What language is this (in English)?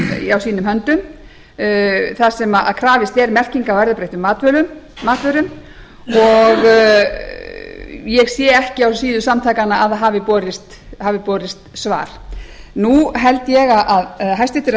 Icelandic